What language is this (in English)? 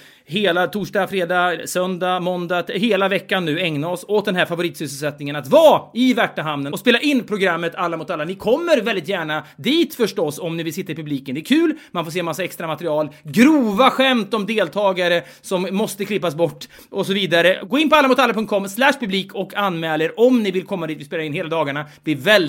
Swedish